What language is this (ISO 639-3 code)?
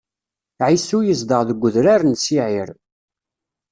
kab